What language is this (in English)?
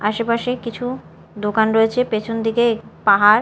Bangla